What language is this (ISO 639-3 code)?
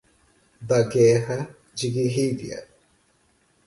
por